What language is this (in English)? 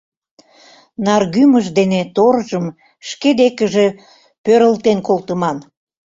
Mari